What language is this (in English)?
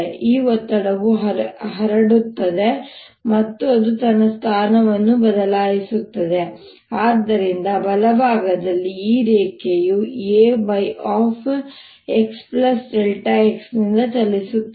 Kannada